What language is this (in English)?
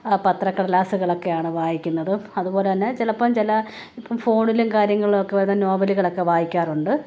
Malayalam